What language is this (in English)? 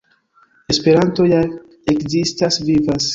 Esperanto